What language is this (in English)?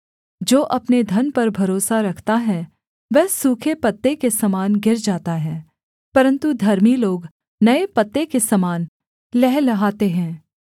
Hindi